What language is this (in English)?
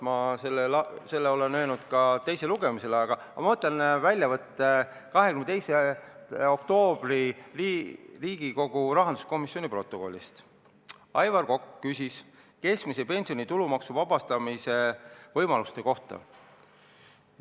Estonian